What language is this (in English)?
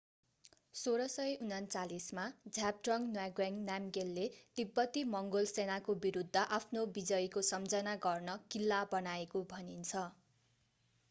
Nepali